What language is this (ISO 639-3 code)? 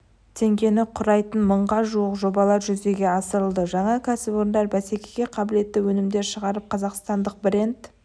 kaz